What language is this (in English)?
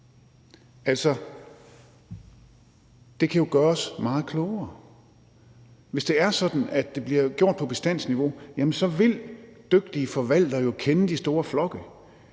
Danish